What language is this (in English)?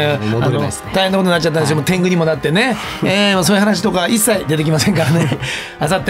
Japanese